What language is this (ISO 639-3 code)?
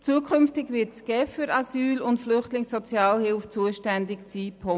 gsw